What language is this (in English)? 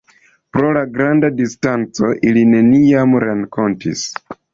Esperanto